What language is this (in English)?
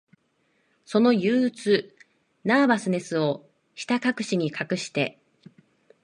Japanese